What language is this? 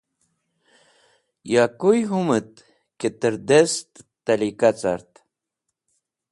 Wakhi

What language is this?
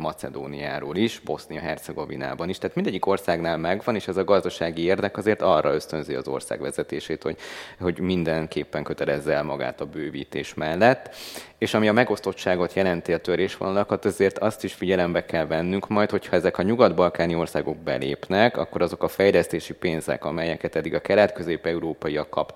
Hungarian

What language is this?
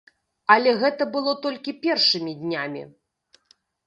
Belarusian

